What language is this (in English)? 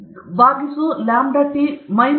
Kannada